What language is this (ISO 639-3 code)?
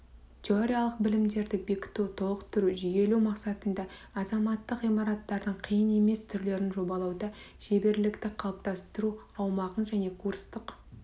kaz